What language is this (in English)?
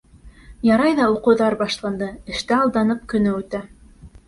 Bashkir